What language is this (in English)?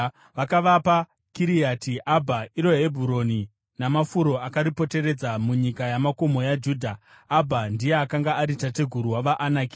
Shona